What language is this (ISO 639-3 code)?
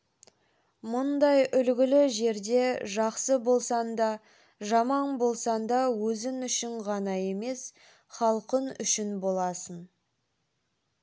kaz